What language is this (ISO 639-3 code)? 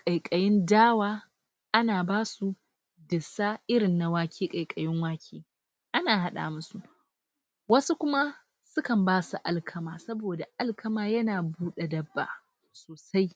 hau